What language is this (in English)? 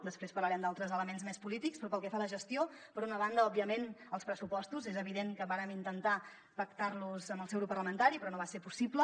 Catalan